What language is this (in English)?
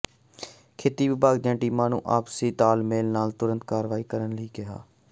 Punjabi